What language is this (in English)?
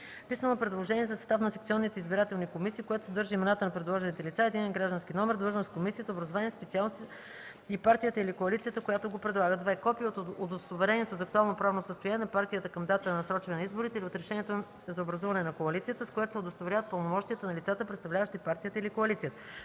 Bulgarian